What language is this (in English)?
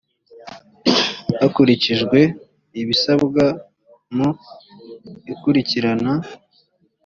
Kinyarwanda